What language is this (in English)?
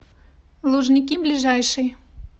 Russian